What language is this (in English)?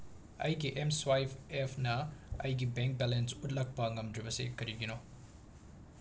Manipuri